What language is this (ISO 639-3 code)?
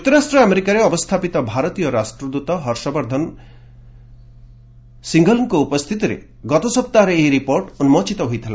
ori